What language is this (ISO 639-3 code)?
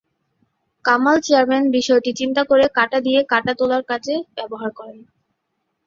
ben